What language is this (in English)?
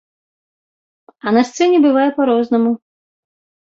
Belarusian